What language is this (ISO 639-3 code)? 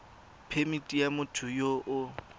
tsn